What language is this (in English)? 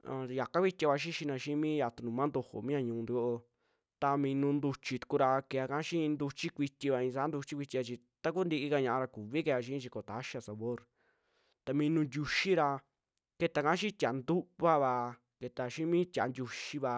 Western Juxtlahuaca Mixtec